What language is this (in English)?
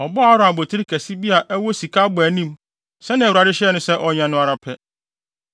Akan